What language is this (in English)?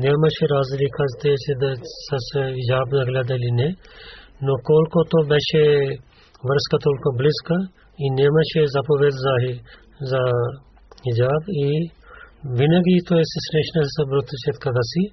Bulgarian